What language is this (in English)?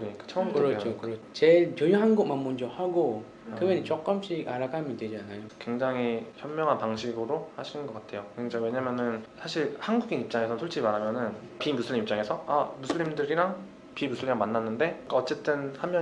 Korean